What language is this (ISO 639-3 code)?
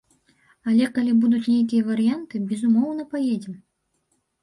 bel